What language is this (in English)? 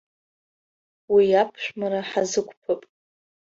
Abkhazian